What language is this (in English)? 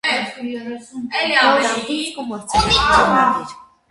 Armenian